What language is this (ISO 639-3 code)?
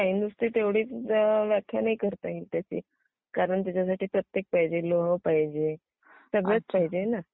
mar